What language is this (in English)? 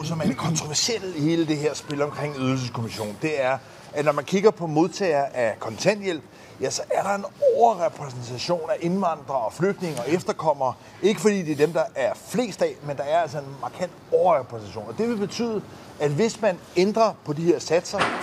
Danish